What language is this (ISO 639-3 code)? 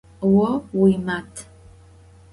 ady